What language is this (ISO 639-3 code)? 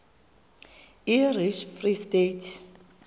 xho